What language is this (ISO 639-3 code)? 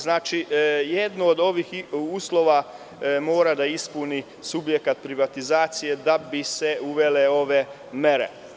srp